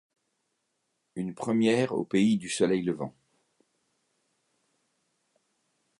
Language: French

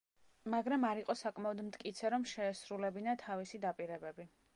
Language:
Georgian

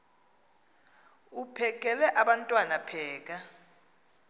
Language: Xhosa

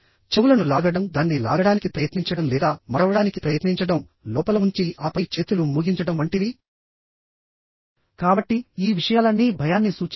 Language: Telugu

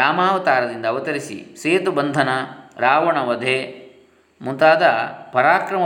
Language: Kannada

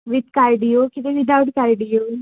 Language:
Konkani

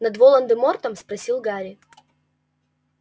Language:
Russian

